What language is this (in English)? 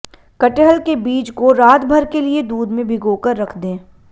Hindi